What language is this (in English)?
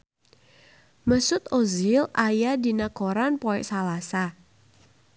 Sundanese